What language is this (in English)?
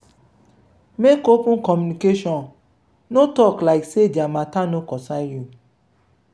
Nigerian Pidgin